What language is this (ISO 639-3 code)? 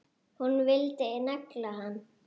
isl